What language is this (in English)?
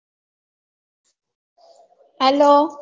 Gujarati